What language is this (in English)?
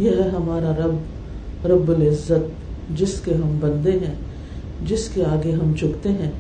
Urdu